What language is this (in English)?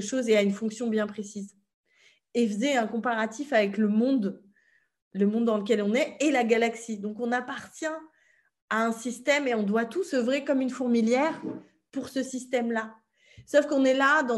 French